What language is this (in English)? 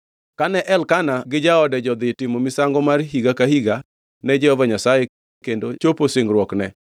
Luo (Kenya and Tanzania)